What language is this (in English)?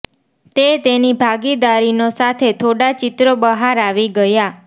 Gujarati